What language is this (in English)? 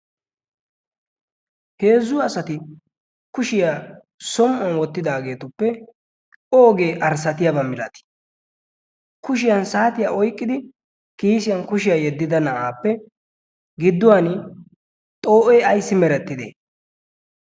Wolaytta